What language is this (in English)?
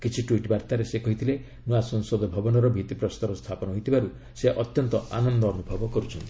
Odia